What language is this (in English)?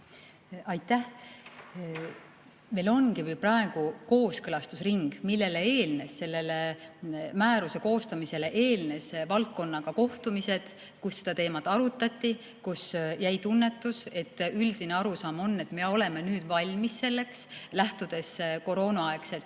Estonian